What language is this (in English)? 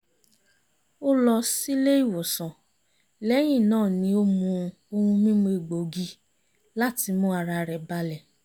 Yoruba